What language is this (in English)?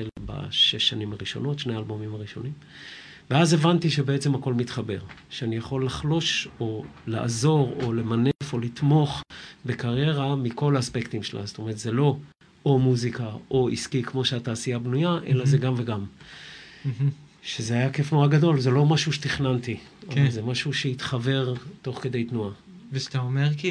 Hebrew